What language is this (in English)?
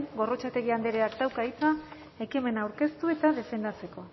Basque